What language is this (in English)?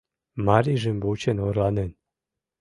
Mari